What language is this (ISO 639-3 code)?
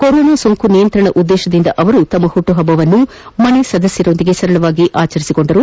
kan